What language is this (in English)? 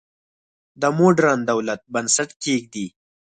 Pashto